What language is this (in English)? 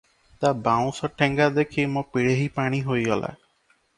Odia